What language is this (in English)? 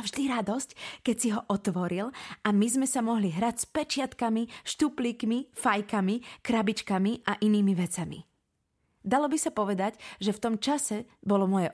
Slovak